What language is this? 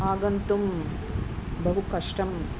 Sanskrit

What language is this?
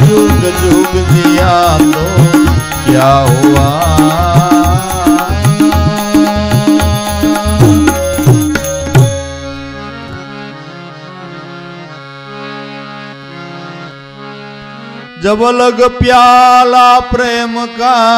Hindi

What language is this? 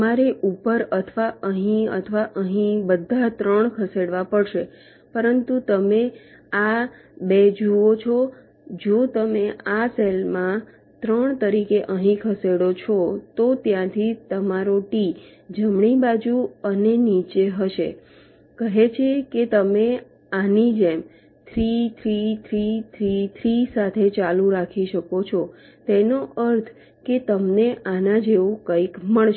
Gujarati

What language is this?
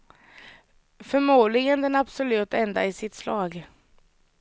Swedish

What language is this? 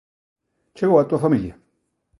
Galician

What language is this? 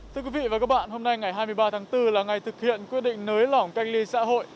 Vietnamese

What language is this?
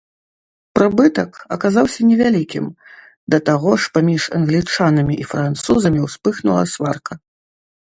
Belarusian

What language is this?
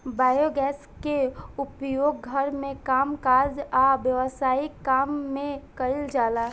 Bhojpuri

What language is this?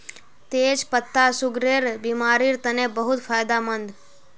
Magahi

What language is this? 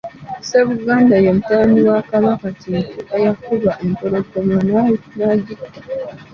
Ganda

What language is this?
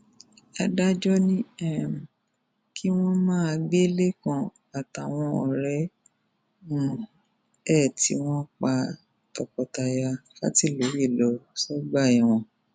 Yoruba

